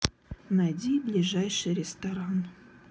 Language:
Russian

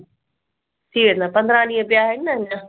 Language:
Sindhi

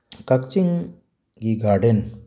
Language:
Manipuri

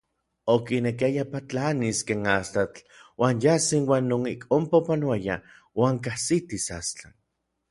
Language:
Orizaba Nahuatl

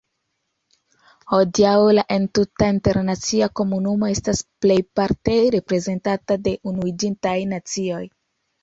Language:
Esperanto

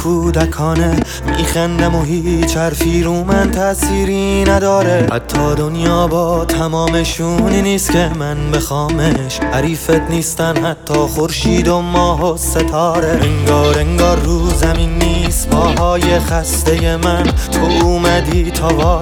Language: Persian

